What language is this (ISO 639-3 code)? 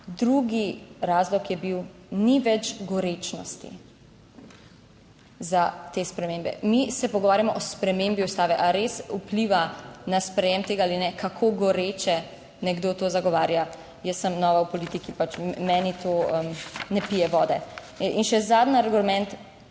slv